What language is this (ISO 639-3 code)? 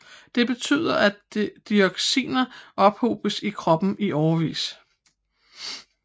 dan